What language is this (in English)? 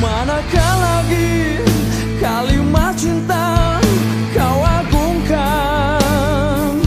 Indonesian